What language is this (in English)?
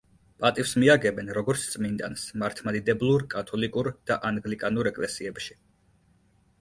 Georgian